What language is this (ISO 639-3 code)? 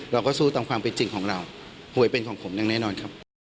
tha